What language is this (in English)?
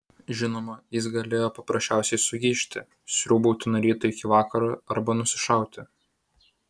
Lithuanian